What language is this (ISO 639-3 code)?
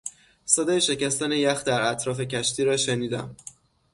fas